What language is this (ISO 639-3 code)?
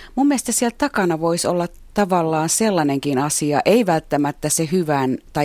fin